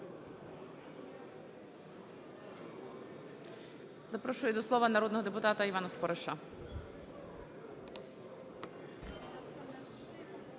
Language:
Ukrainian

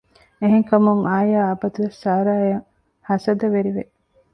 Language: Divehi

